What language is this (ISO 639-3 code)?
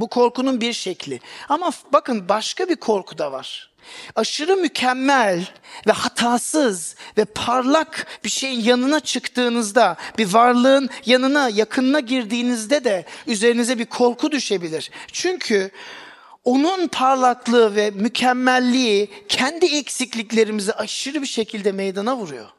tur